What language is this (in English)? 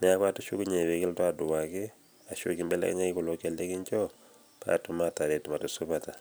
Masai